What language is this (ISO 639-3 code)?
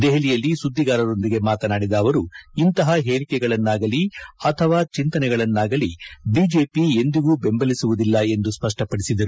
kan